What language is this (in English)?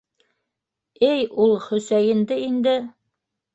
Bashkir